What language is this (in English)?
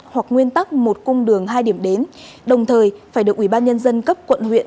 Vietnamese